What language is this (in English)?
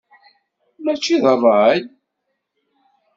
Kabyle